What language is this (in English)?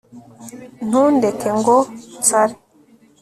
Kinyarwanda